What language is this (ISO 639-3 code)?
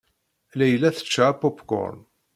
kab